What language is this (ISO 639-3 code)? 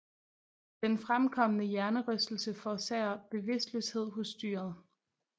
dan